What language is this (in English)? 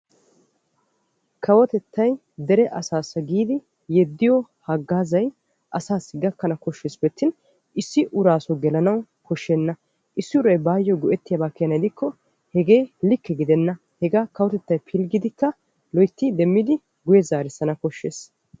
Wolaytta